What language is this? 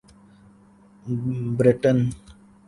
Urdu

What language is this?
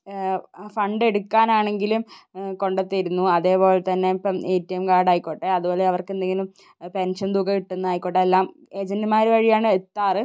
Malayalam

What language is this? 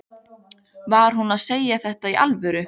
Icelandic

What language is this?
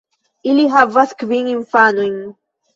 Esperanto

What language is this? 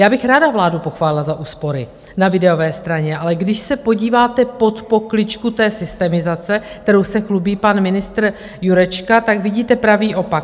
Czech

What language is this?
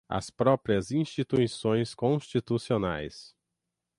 Portuguese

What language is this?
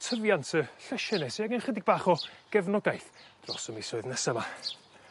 Welsh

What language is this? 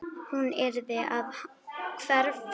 Icelandic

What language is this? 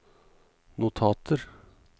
Norwegian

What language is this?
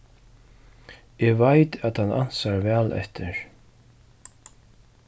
Faroese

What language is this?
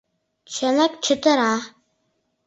Mari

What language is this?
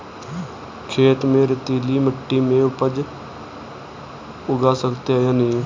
Hindi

